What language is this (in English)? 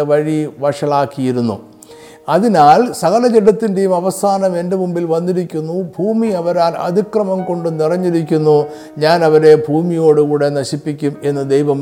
Malayalam